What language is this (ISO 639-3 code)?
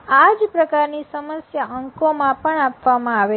guj